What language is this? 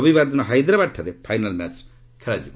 Odia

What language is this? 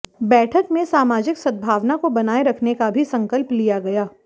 Hindi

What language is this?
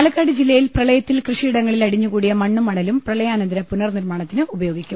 Malayalam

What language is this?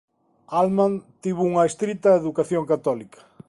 Galician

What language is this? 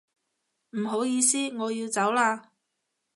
Cantonese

